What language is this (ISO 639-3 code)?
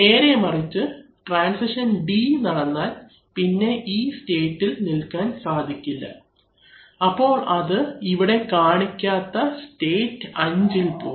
mal